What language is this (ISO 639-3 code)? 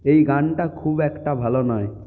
ben